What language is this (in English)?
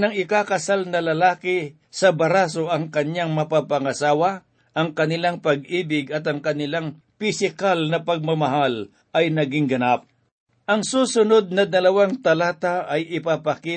Filipino